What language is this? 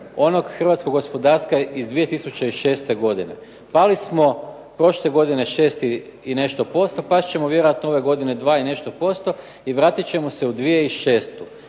Croatian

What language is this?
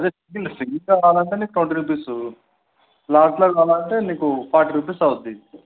Telugu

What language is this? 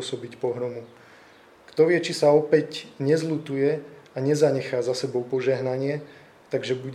Slovak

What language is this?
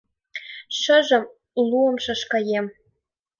Mari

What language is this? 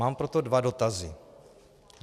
Czech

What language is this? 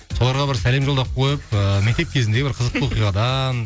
Kazakh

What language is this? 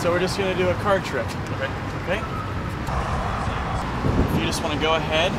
English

